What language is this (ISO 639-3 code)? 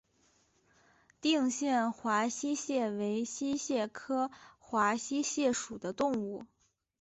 zho